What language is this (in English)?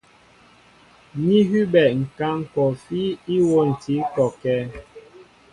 Mbo (Cameroon)